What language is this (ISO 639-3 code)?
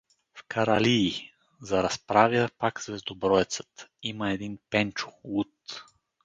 bul